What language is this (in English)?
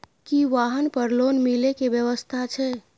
Maithili